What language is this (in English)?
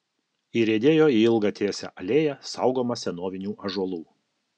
Lithuanian